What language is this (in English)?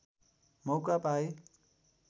Nepali